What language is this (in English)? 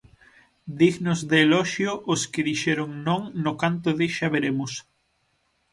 Galician